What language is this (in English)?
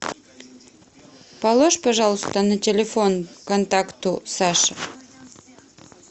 Russian